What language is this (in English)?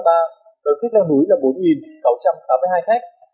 Vietnamese